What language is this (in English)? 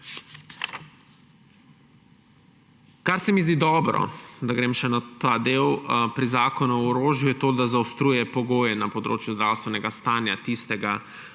Slovenian